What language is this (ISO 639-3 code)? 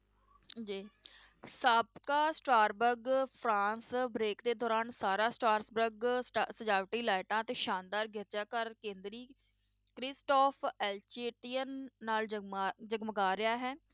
pan